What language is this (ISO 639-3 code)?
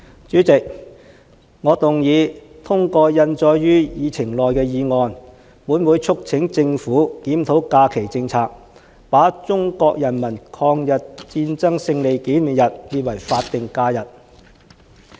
yue